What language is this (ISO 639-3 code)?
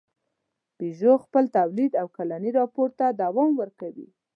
pus